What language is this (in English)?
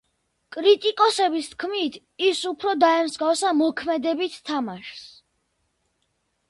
Georgian